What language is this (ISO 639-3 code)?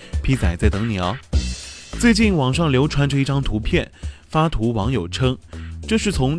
zho